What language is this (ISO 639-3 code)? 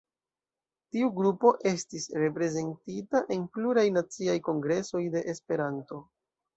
epo